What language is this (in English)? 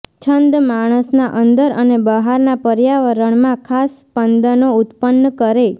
Gujarati